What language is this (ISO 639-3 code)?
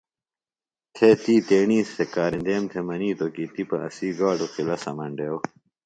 phl